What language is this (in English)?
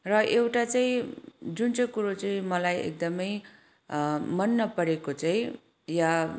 Nepali